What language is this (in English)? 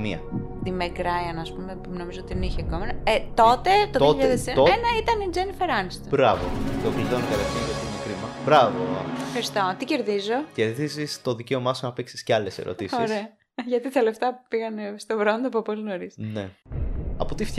Greek